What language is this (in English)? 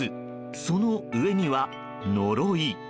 Japanese